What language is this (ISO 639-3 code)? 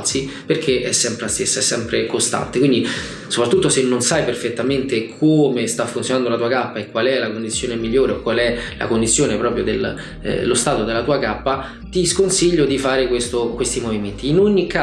ita